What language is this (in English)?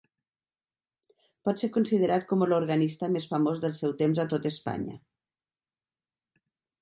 Catalan